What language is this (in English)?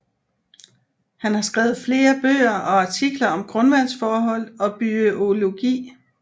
Danish